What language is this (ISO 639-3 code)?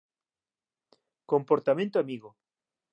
glg